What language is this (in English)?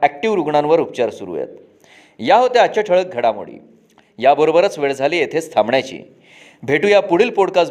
Marathi